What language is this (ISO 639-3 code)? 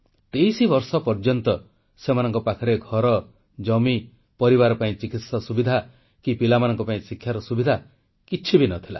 ori